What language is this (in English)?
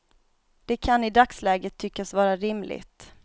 Swedish